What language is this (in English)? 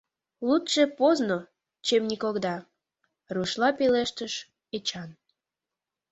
Mari